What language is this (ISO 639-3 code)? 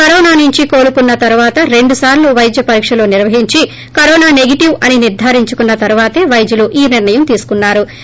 tel